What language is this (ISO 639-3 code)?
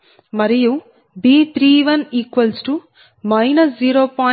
tel